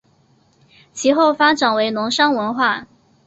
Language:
Chinese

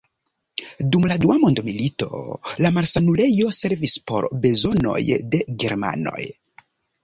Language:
Esperanto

